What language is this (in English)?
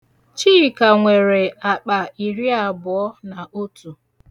Igbo